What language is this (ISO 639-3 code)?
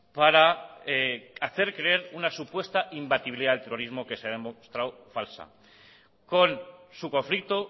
spa